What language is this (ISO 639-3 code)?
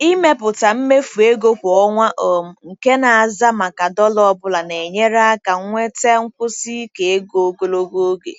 ibo